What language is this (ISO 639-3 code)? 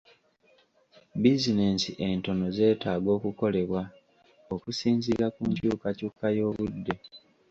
lug